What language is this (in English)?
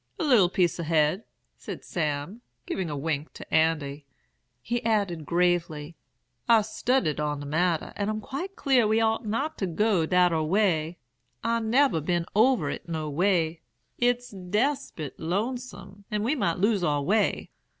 English